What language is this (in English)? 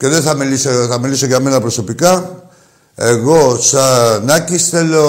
Greek